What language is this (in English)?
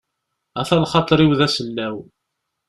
Kabyle